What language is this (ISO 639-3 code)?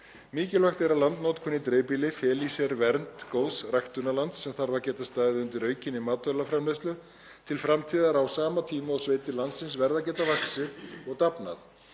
isl